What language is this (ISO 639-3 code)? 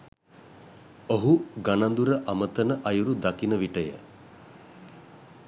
sin